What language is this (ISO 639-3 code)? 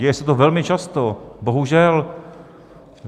ces